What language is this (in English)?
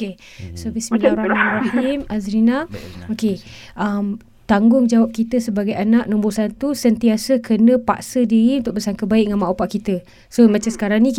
Malay